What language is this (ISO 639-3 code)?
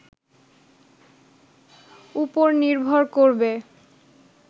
ben